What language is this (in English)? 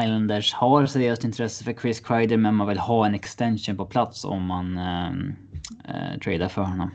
Swedish